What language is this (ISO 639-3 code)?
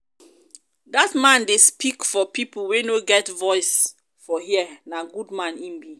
pcm